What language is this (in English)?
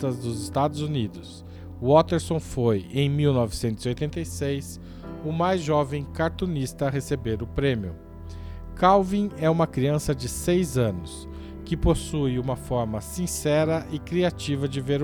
Portuguese